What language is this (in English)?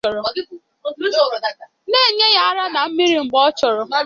Igbo